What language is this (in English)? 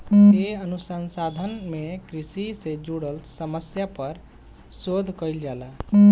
Bhojpuri